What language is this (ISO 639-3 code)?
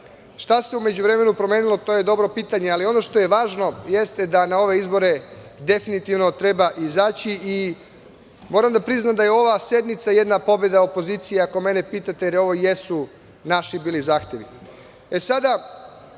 srp